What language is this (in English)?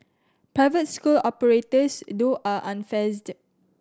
English